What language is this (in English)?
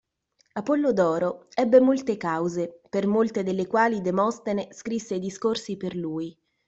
Italian